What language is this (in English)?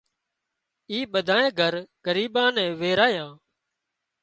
Wadiyara Koli